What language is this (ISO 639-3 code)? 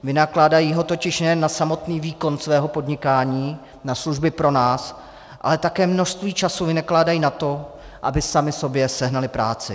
ces